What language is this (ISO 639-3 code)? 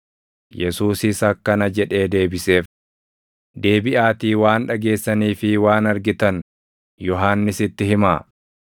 orm